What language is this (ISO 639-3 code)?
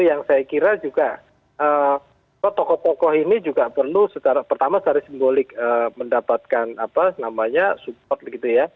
ind